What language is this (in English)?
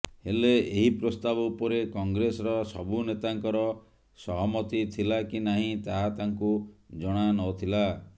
Odia